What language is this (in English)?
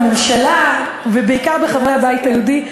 Hebrew